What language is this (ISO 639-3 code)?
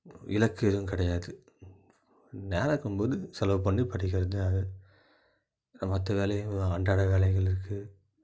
tam